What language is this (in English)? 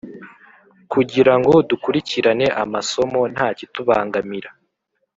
Kinyarwanda